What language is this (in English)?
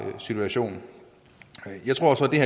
Danish